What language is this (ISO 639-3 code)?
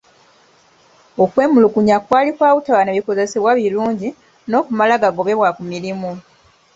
lug